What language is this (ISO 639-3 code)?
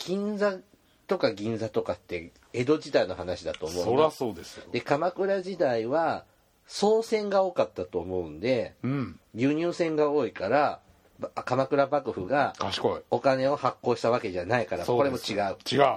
jpn